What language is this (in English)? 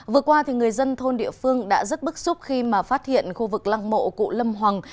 Vietnamese